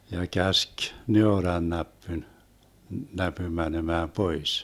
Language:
Finnish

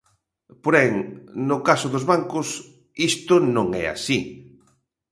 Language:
Galician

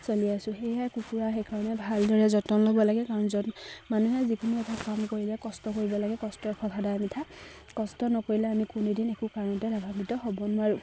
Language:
Assamese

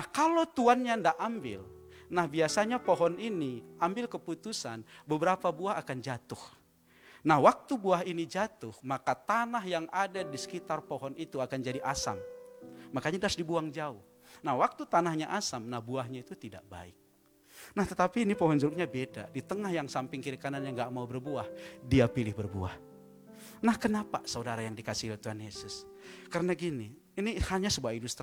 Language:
Indonesian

